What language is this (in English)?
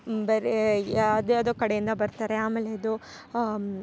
Kannada